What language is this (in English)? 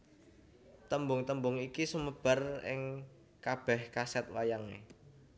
Javanese